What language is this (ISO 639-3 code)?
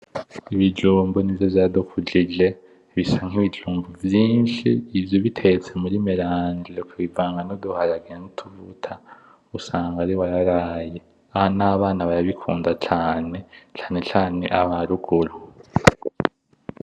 run